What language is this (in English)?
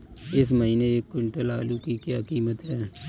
Hindi